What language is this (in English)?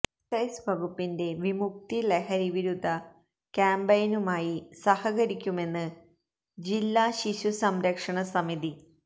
Malayalam